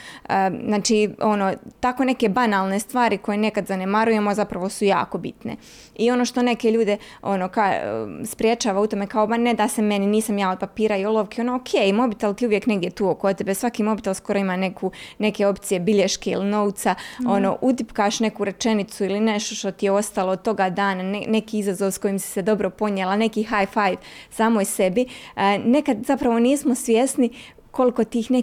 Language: Croatian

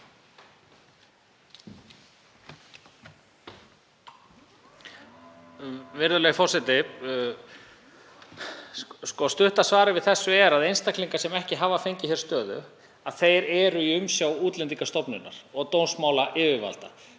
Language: Icelandic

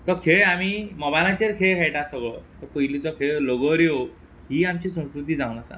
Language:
Konkani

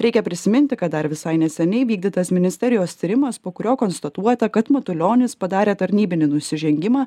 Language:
Lithuanian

